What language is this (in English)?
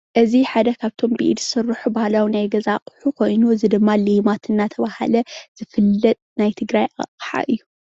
Tigrinya